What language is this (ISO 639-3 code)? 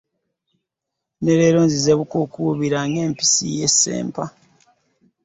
lug